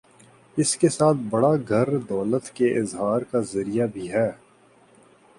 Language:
Urdu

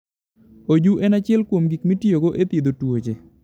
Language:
Luo (Kenya and Tanzania)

